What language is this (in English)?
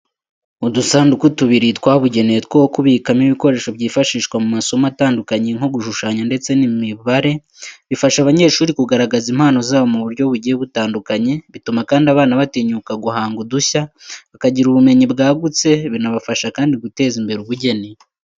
Kinyarwanda